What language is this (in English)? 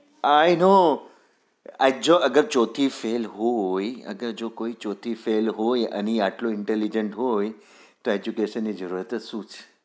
Gujarati